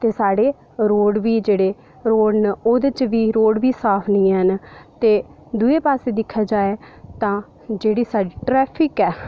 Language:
Dogri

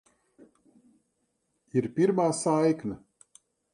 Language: Latvian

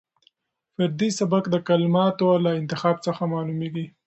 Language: Pashto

